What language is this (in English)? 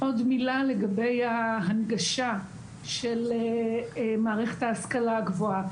Hebrew